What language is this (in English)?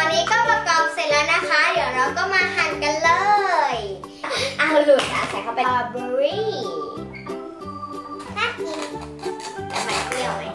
Thai